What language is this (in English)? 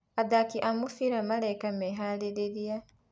Kikuyu